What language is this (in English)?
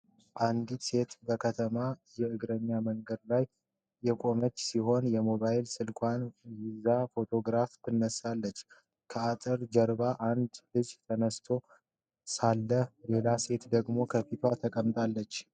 Amharic